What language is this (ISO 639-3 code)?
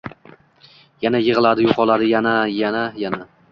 uzb